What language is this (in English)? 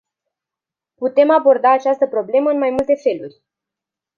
Romanian